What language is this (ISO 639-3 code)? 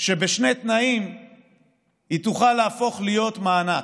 heb